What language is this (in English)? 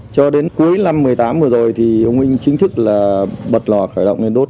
Vietnamese